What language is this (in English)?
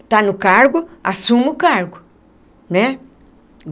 Portuguese